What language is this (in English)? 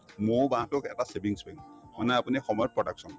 Assamese